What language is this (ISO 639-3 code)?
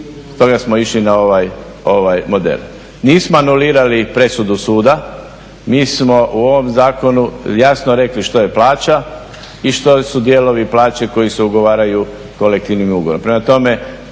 hrv